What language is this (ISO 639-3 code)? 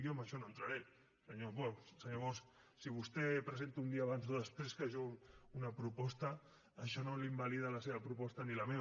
cat